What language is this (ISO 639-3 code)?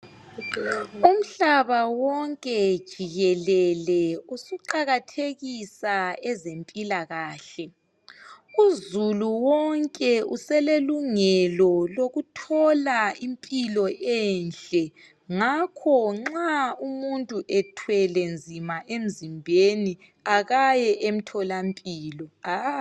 nde